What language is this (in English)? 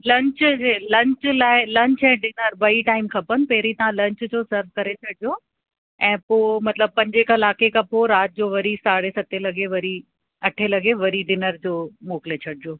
Sindhi